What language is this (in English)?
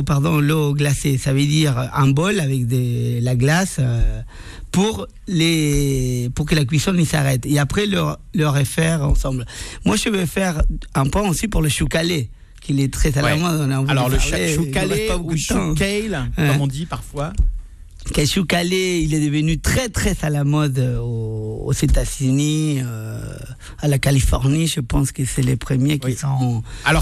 French